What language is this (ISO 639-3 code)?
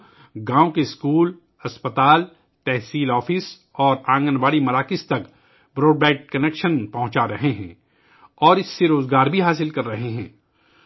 urd